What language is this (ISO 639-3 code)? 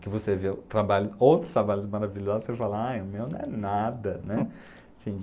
por